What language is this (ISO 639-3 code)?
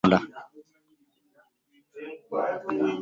lug